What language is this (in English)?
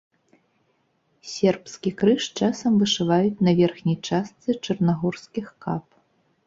Belarusian